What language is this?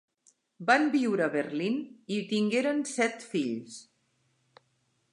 Catalan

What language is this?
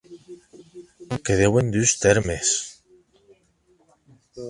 Occitan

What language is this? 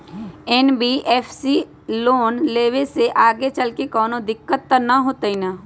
Magahi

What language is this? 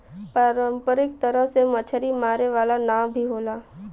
Bhojpuri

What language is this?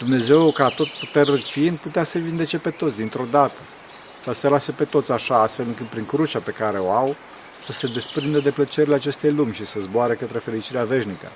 Romanian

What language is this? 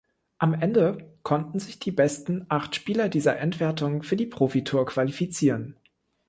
German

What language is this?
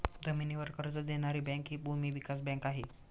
Marathi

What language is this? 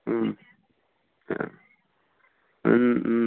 Assamese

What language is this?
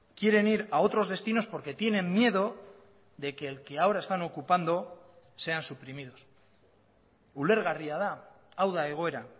Spanish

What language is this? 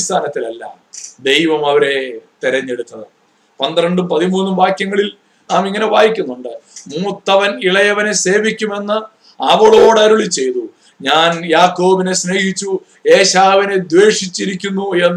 Malayalam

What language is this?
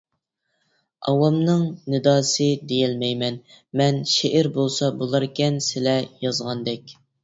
Uyghur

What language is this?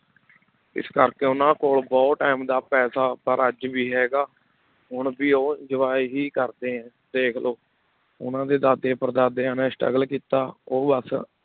Punjabi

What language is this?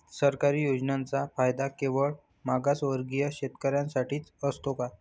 Marathi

